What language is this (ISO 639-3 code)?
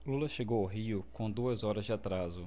por